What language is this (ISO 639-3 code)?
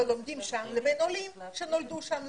heb